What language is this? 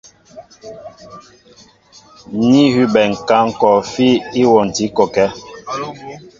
Mbo (Cameroon)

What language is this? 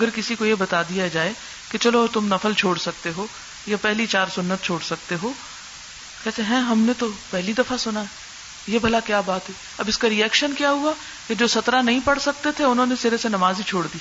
Urdu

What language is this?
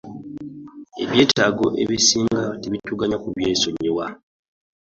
Ganda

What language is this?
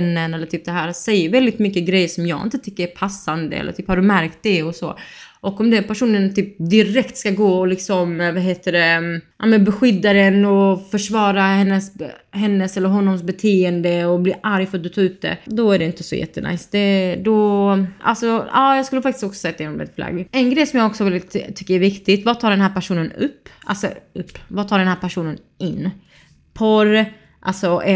Swedish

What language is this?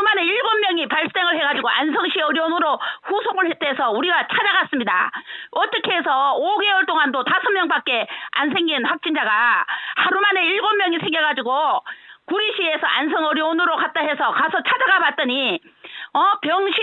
Korean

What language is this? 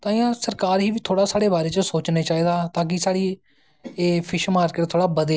Dogri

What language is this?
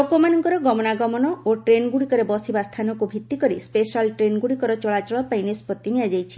Odia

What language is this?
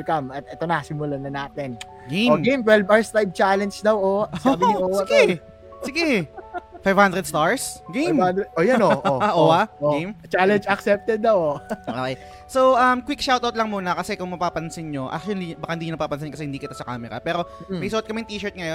Filipino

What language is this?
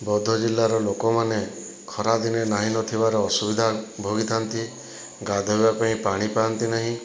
Odia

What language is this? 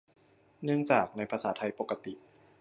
Thai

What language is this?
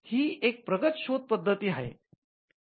Marathi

